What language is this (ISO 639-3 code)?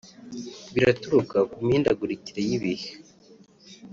kin